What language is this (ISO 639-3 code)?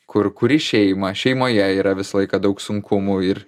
lit